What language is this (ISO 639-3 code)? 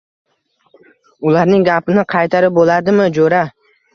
uzb